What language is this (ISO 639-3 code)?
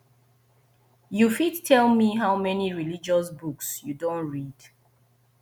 pcm